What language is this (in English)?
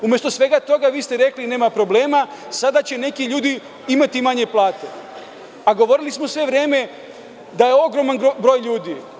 Serbian